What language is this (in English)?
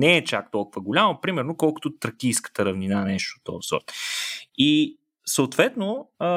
Bulgarian